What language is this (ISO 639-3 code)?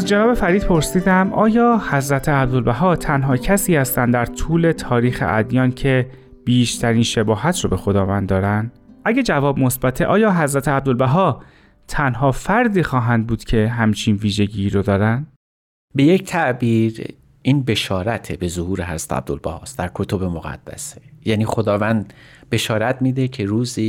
fas